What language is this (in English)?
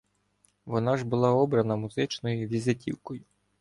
Ukrainian